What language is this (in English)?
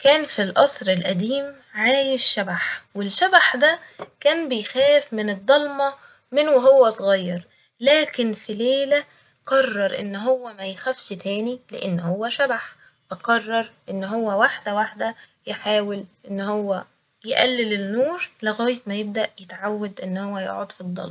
Egyptian Arabic